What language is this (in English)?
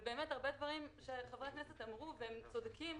Hebrew